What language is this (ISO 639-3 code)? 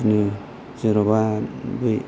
brx